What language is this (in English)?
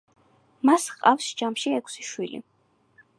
Georgian